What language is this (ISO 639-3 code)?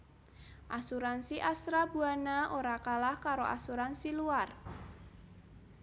jav